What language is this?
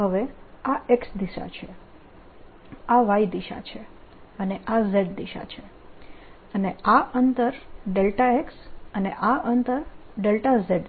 Gujarati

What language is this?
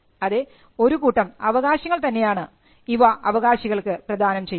Malayalam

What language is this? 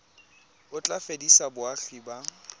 Tswana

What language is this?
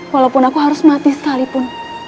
Indonesian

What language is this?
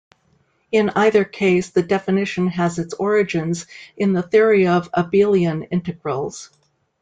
English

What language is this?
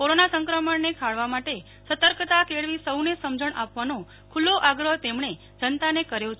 Gujarati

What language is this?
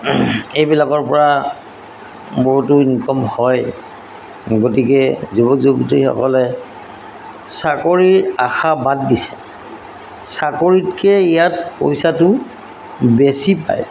Assamese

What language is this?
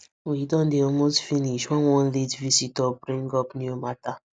Nigerian Pidgin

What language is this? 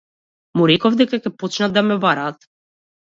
Macedonian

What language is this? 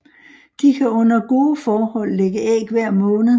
Danish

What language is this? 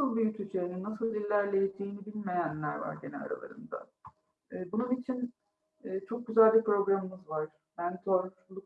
Turkish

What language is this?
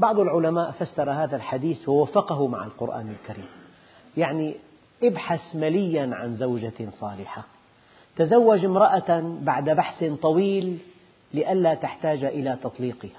Arabic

